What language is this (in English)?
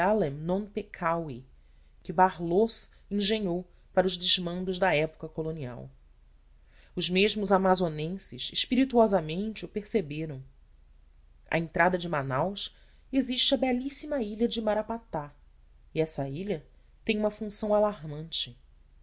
Portuguese